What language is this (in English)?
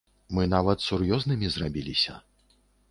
Belarusian